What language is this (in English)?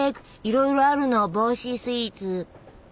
Japanese